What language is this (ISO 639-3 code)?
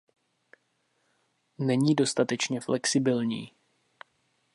ces